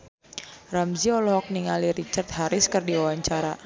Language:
Sundanese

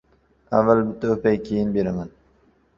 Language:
Uzbek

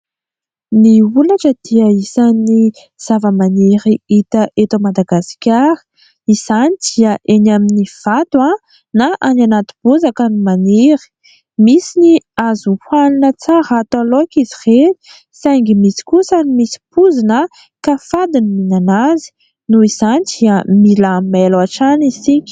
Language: Malagasy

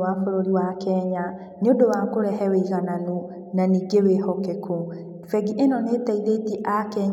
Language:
Kikuyu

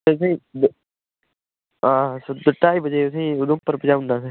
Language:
Dogri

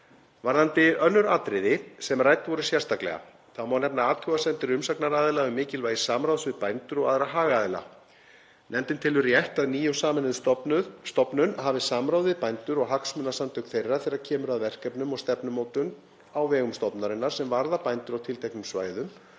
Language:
Icelandic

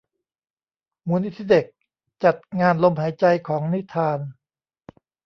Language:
Thai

